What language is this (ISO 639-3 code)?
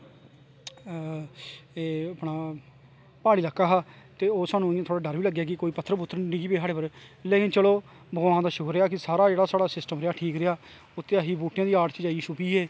doi